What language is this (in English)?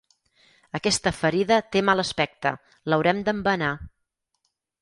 Catalan